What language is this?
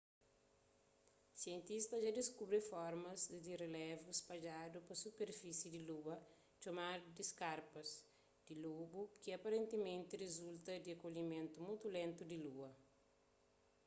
Kabuverdianu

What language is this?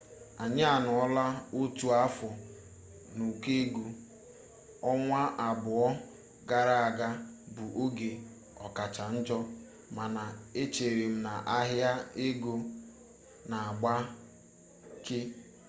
Igbo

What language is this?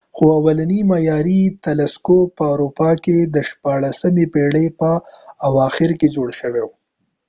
Pashto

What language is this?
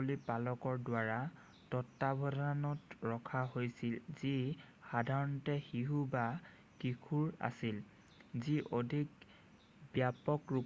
Assamese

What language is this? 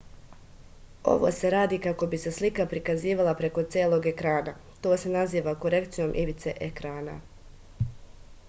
Serbian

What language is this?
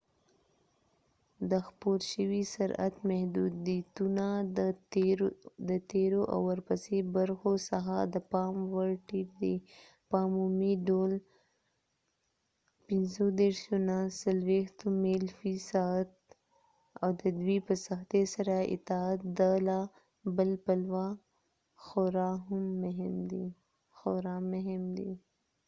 Pashto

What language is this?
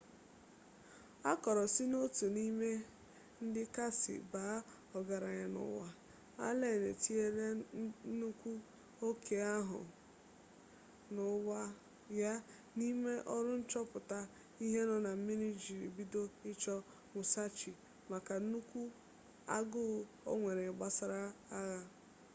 Igbo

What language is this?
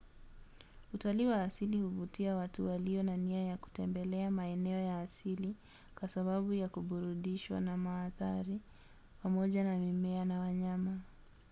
Swahili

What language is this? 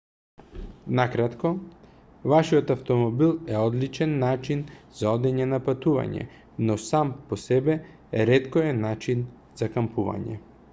Macedonian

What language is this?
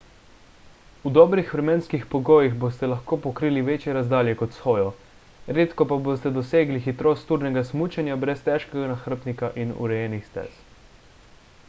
Slovenian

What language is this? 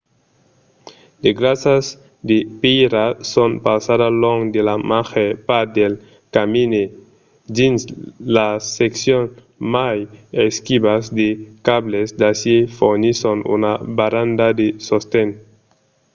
Occitan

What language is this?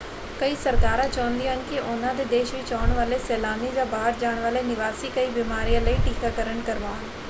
Punjabi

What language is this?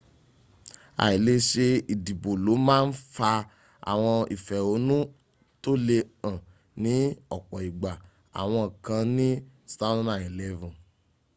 Yoruba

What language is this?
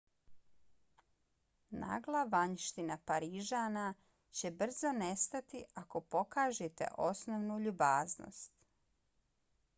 Bosnian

